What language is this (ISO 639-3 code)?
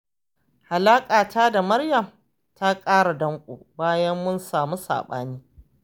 hau